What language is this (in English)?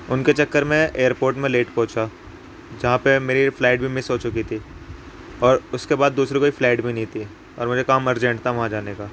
Urdu